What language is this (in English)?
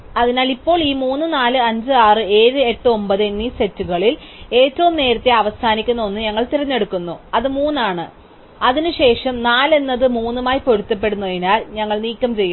Malayalam